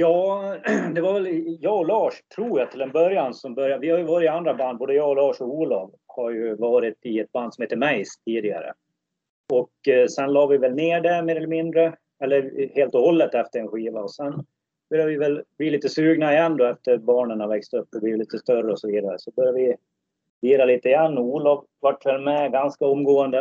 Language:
Swedish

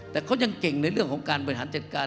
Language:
Thai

